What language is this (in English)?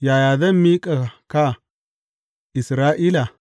Hausa